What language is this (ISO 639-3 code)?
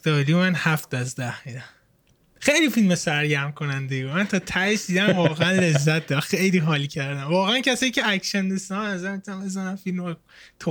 fas